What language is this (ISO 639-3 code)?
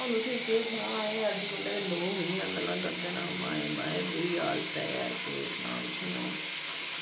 doi